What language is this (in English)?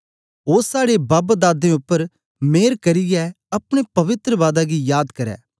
Dogri